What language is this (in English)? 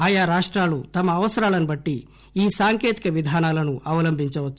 Telugu